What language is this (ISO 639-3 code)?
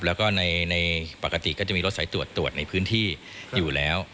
tha